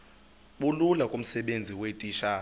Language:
Xhosa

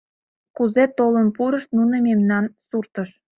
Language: Mari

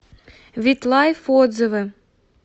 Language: Russian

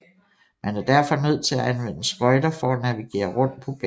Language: Danish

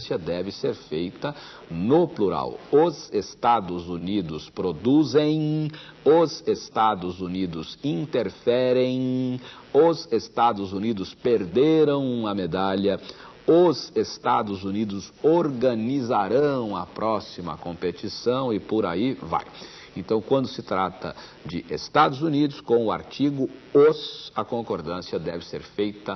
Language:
Portuguese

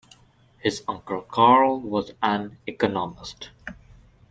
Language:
English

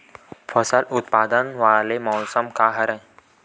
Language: Chhattisgarhi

